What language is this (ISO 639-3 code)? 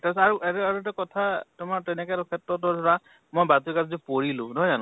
asm